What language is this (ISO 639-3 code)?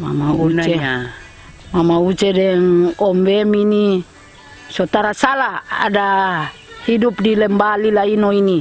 ind